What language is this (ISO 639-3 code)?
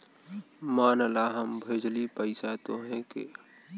bho